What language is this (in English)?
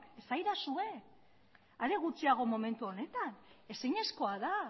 Basque